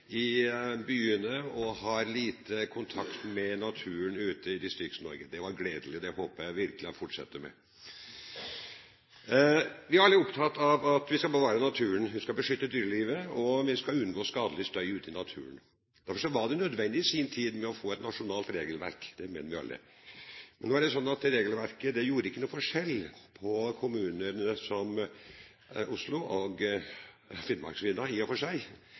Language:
Norwegian Bokmål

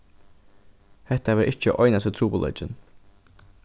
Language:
Faroese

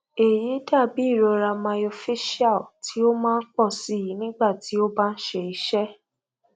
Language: Yoruba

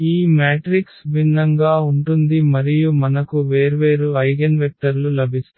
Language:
Telugu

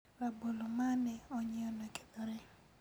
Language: Luo (Kenya and Tanzania)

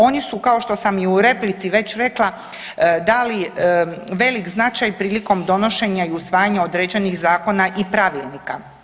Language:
Croatian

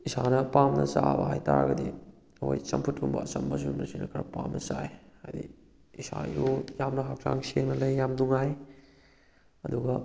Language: Manipuri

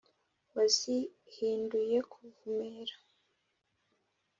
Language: Kinyarwanda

